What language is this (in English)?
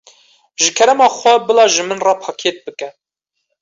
Kurdish